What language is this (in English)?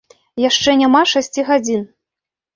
Belarusian